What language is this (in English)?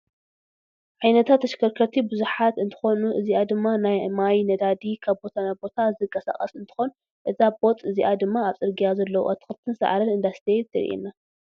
Tigrinya